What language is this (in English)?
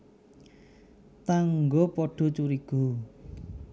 Javanese